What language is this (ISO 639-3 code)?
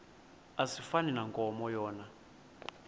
xho